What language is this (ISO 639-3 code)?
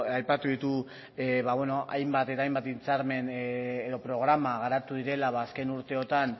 eus